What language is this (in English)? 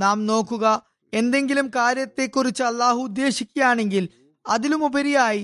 Malayalam